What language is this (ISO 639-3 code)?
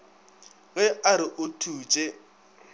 nso